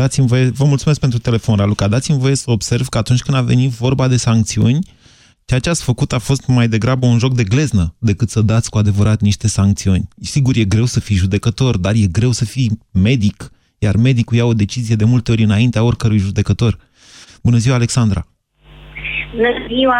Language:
Romanian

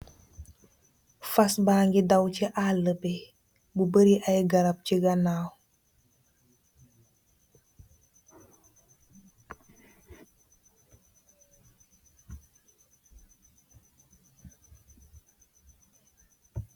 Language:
Wolof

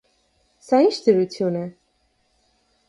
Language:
Armenian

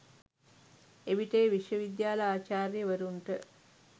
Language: Sinhala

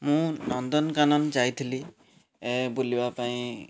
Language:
Odia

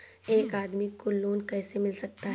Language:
Hindi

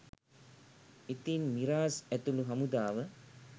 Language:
Sinhala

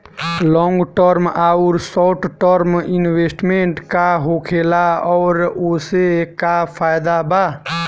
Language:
Bhojpuri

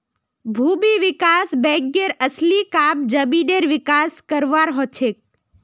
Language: Magahi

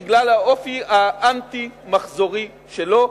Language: Hebrew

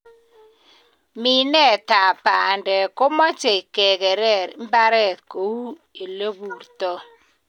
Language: Kalenjin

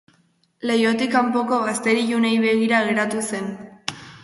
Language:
Basque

